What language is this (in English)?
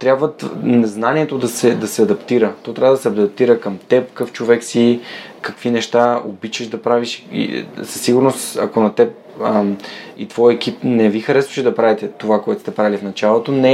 Bulgarian